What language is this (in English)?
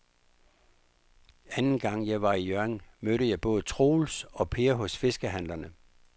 Danish